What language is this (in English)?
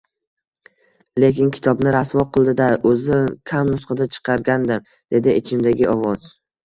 Uzbek